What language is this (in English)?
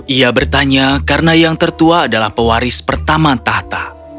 Indonesian